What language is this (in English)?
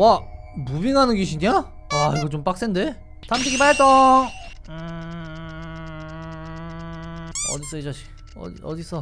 Korean